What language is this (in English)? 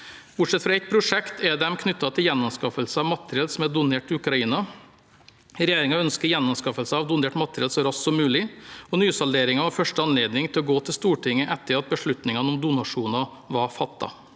Norwegian